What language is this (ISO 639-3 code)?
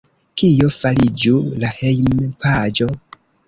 epo